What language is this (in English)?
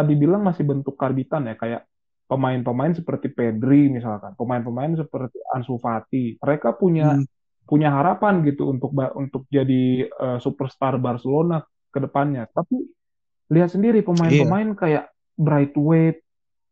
Indonesian